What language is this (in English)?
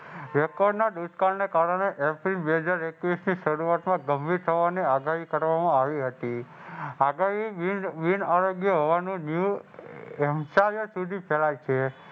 Gujarati